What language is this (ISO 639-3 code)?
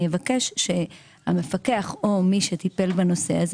heb